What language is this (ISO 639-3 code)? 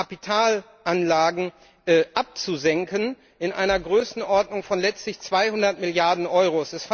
deu